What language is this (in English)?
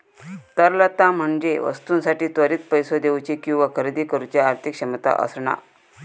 Marathi